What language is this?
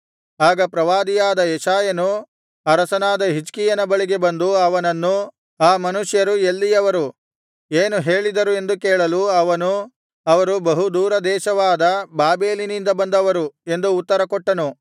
Kannada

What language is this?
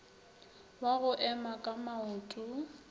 Northern Sotho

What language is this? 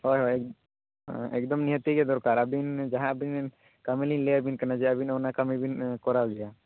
Santali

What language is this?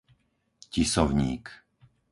Slovak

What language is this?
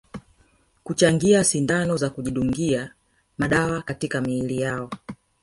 Swahili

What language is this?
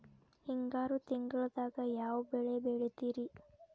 Kannada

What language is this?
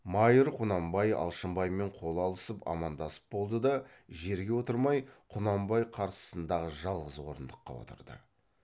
Kazakh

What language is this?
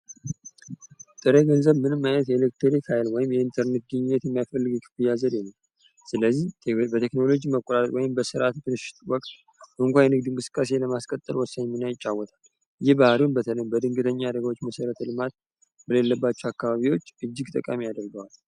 Amharic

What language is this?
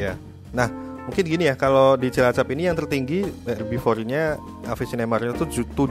Indonesian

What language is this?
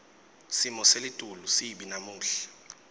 Swati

